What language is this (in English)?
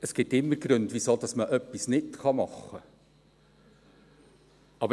Swiss German